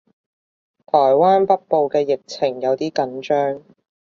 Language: Cantonese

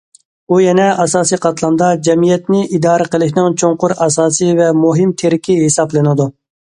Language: Uyghur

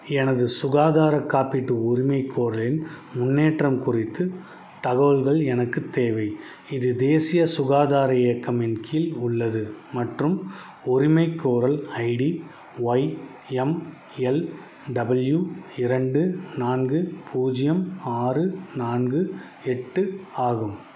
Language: Tamil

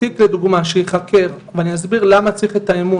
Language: Hebrew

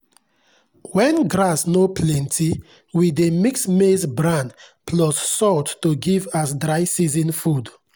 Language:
Nigerian Pidgin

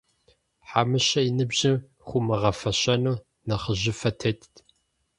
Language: Kabardian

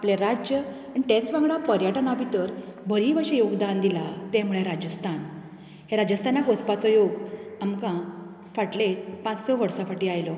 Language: Konkani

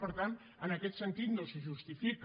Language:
Catalan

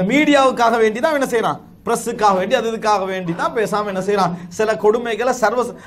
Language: Arabic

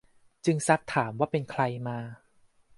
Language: Thai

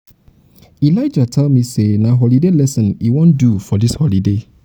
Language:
Nigerian Pidgin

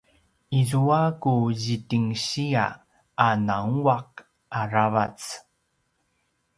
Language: Paiwan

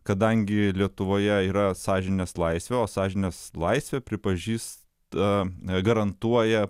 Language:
Lithuanian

